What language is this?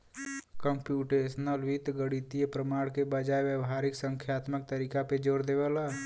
Bhojpuri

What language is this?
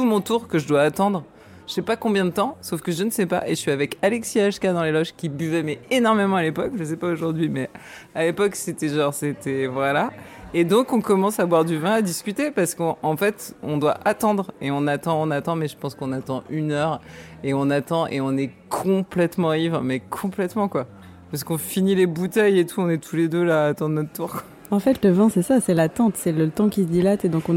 French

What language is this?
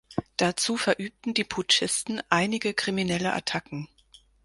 German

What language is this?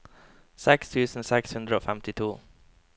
Norwegian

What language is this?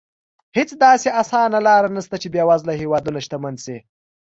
Pashto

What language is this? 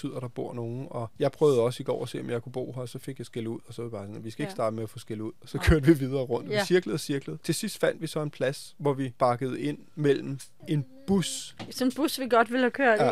Danish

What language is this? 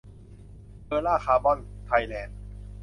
Thai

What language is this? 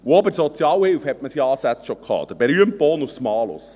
Swiss German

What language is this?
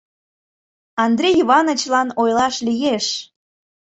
Mari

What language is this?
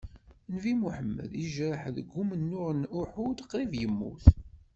Kabyle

